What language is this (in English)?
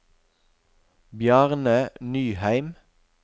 Norwegian